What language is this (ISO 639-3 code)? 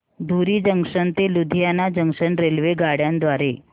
mar